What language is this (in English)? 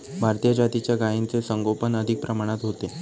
Marathi